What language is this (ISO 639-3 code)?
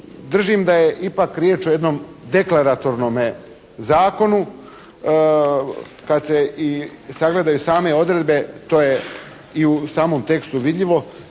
hrv